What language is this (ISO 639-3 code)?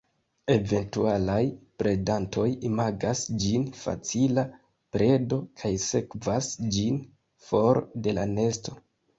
epo